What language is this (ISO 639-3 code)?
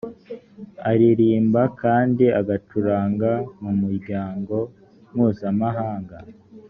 kin